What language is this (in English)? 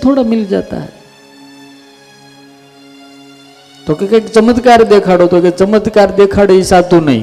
Gujarati